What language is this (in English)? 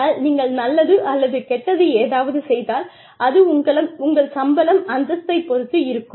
Tamil